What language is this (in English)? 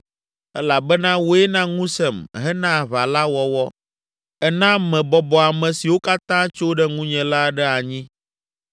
Ewe